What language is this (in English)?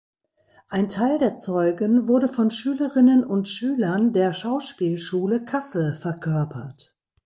German